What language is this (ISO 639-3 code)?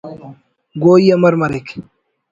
brh